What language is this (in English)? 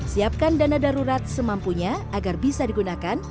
Indonesian